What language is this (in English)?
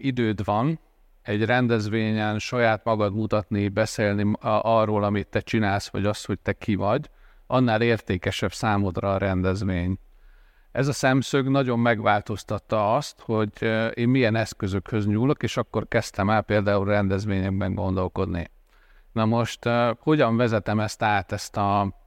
Hungarian